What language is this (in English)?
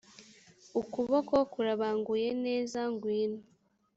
Kinyarwanda